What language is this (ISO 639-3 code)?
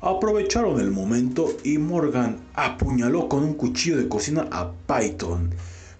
spa